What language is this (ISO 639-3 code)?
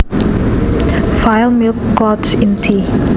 jav